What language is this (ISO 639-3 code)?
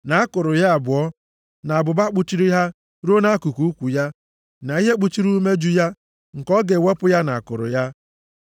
ibo